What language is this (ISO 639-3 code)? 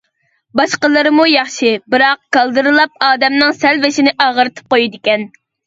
uig